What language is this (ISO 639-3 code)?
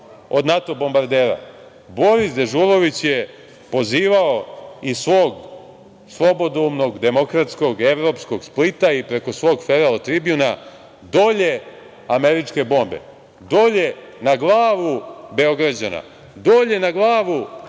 srp